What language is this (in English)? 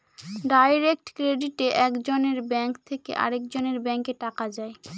Bangla